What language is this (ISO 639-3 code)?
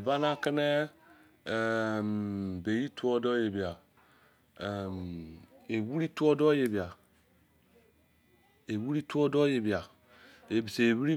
ijc